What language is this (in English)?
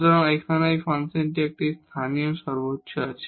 Bangla